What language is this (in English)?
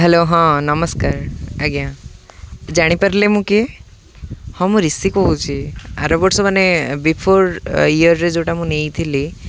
Odia